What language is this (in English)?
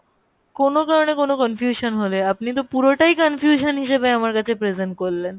Bangla